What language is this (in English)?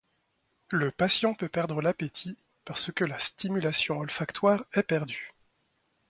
French